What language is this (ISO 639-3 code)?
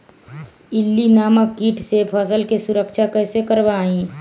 mag